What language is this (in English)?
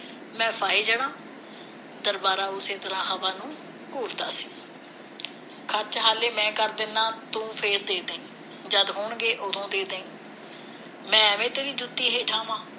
Punjabi